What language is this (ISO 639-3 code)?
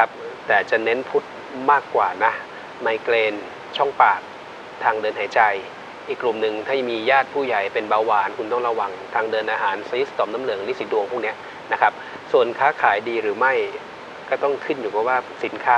tha